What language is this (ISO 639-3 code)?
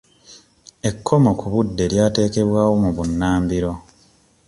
lug